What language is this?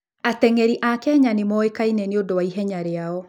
Kikuyu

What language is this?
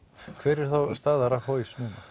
Icelandic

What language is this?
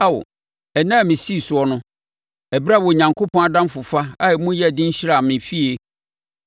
Akan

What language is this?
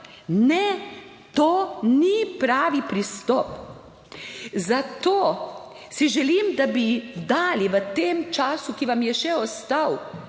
Slovenian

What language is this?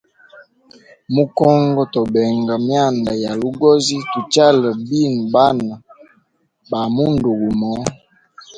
Hemba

